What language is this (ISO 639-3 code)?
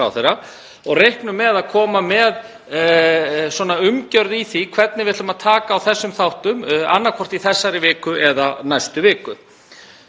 isl